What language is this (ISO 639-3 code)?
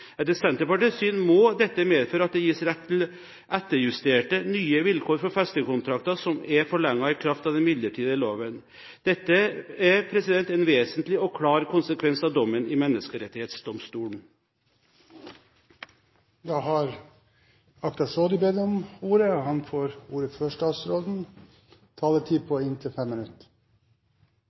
nob